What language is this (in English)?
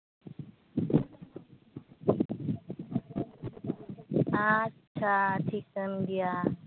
Santali